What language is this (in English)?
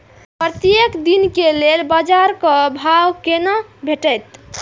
Maithili